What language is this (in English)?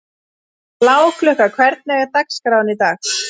Icelandic